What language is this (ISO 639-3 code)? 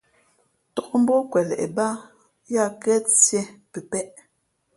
fmp